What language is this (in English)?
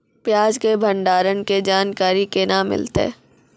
Maithili